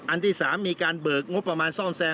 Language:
Thai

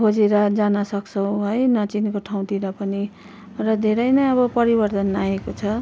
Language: Nepali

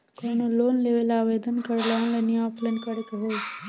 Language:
Bhojpuri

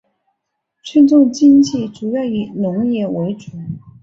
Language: Chinese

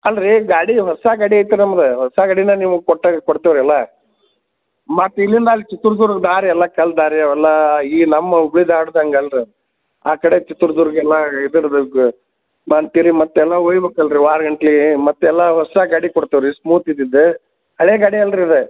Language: Kannada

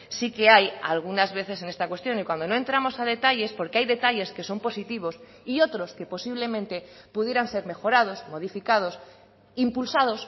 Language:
Spanish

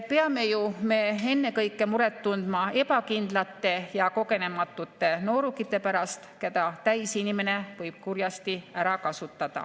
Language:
Estonian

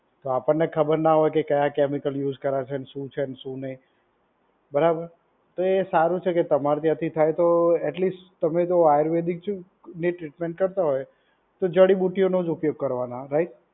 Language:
Gujarati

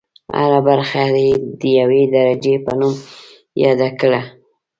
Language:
Pashto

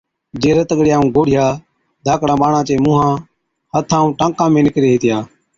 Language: Od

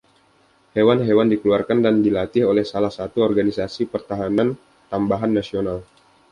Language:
Indonesian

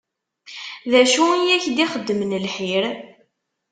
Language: Kabyle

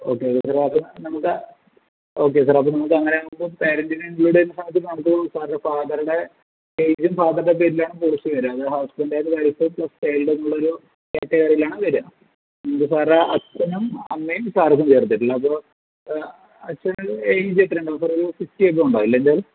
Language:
Malayalam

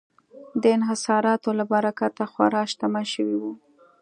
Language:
Pashto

